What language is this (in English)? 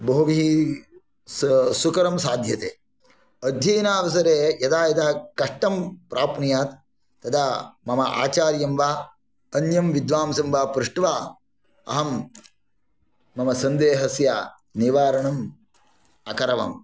Sanskrit